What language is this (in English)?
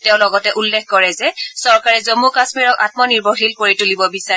Assamese